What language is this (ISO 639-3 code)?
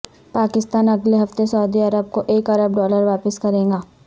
urd